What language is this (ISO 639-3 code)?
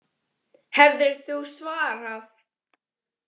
isl